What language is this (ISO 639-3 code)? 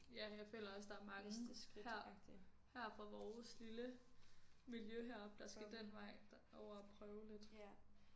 dan